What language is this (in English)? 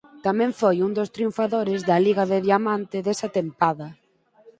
Galician